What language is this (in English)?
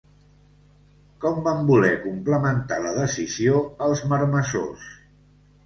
Catalan